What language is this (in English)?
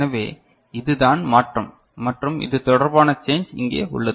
Tamil